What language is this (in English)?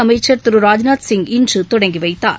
Tamil